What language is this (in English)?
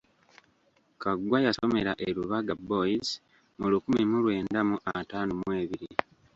Ganda